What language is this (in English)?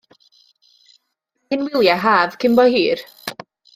Welsh